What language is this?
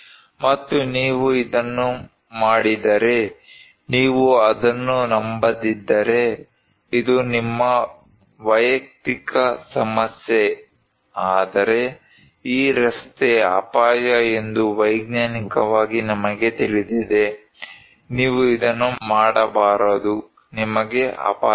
Kannada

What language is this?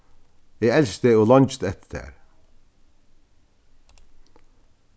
Faroese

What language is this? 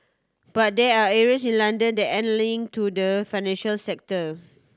English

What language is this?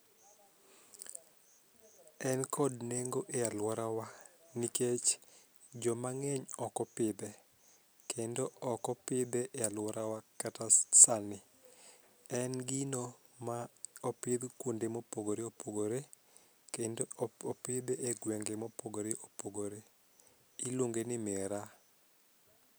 Luo (Kenya and Tanzania)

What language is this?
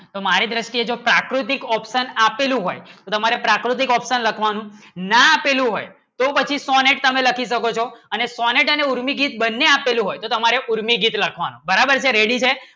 Gujarati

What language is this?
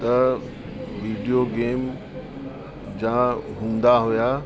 Sindhi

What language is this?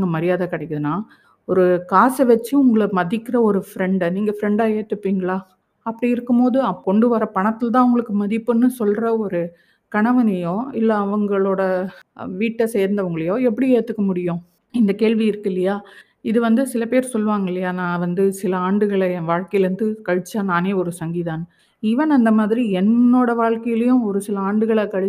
Tamil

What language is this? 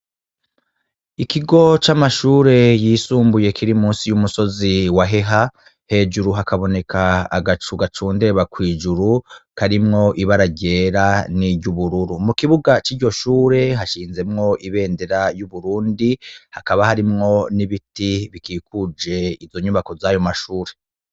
Rundi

